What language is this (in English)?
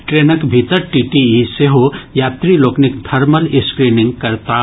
Maithili